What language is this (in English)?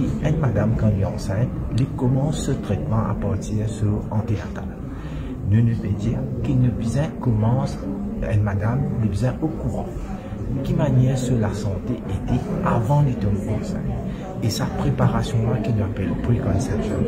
French